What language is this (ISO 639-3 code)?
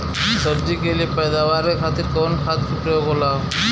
bho